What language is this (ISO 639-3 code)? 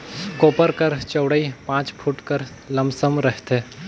hne